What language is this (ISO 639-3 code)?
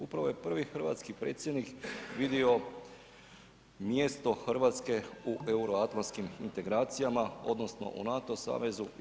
hrv